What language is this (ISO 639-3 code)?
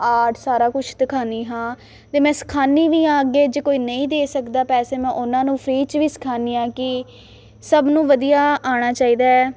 pan